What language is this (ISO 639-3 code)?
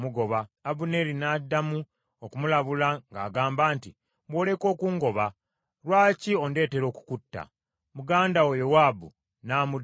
lug